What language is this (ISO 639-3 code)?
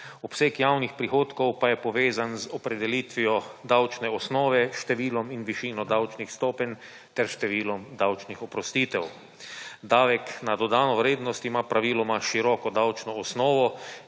slv